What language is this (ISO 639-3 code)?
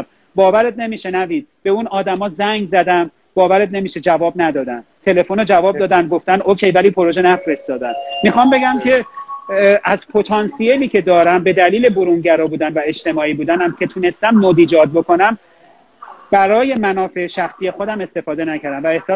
fas